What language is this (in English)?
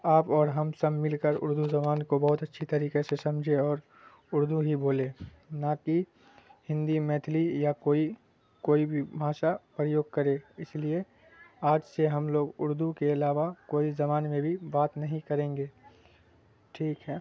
Urdu